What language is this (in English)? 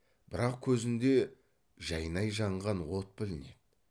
Kazakh